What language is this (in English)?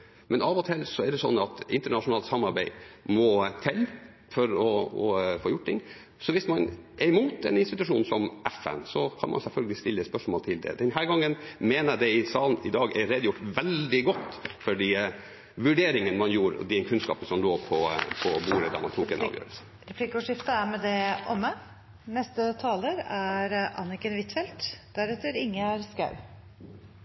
Norwegian